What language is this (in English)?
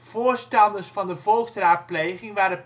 Dutch